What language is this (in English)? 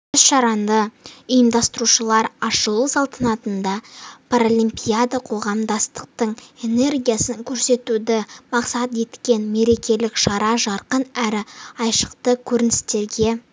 Kazakh